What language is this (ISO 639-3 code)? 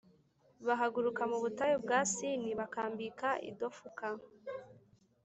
kin